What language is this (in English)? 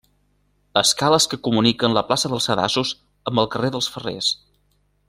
Catalan